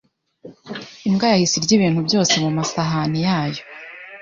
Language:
Kinyarwanda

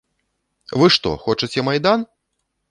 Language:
Belarusian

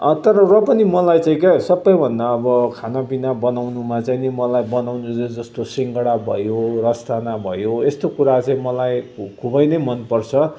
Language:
Nepali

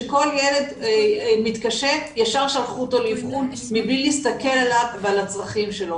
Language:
Hebrew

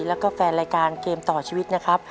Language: Thai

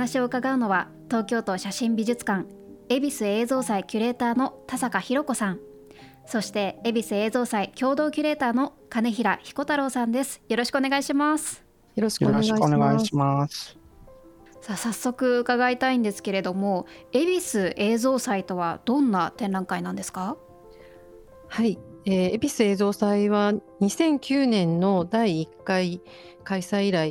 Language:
Japanese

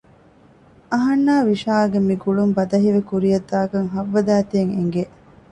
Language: Divehi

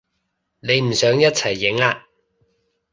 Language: Cantonese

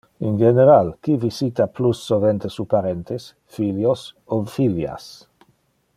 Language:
Interlingua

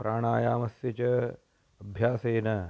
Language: Sanskrit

